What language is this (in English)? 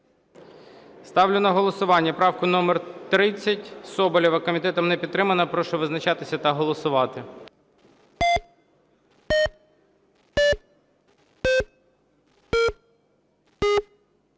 Ukrainian